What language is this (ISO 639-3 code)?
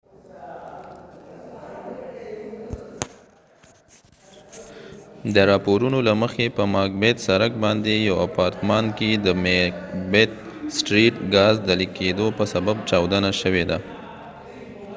pus